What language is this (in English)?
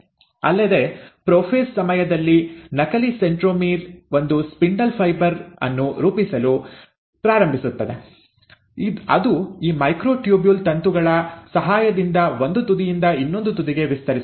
Kannada